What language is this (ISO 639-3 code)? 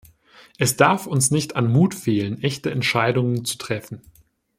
deu